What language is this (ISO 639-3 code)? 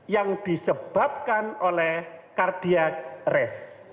ind